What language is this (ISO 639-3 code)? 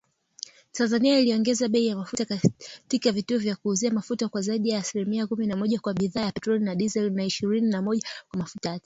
swa